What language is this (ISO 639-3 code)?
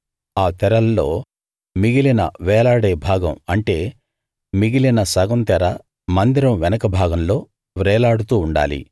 tel